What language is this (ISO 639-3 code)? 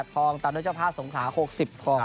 tha